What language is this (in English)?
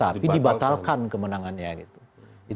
Indonesian